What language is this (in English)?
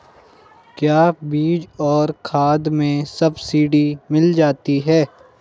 Hindi